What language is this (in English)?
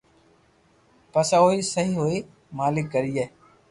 Loarki